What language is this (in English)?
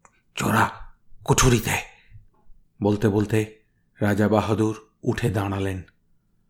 Bangla